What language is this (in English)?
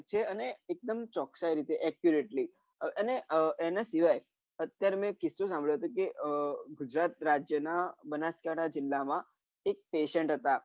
Gujarati